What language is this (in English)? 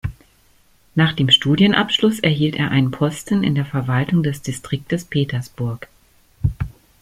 German